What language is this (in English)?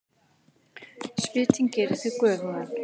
Icelandic